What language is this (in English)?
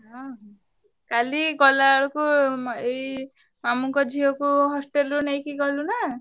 Odia